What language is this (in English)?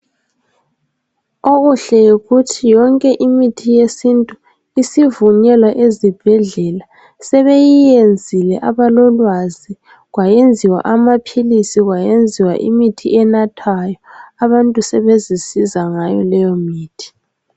North Ndebele